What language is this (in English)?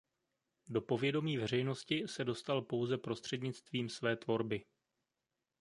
Czech